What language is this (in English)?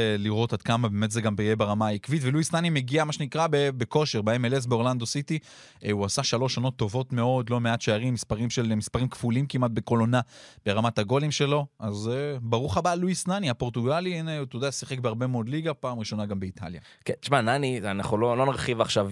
Hebrew